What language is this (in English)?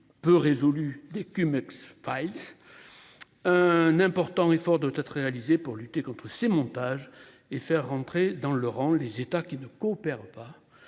French